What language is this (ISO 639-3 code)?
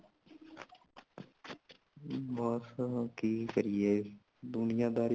pan